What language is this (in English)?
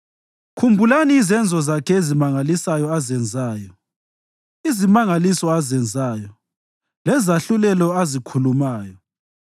North Ndebele